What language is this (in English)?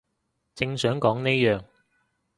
Cantonese